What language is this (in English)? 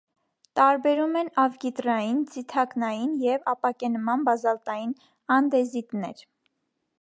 Armenian